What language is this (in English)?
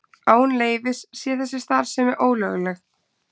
Icelandic